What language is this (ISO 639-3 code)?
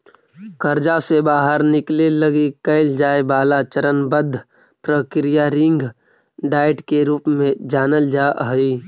mag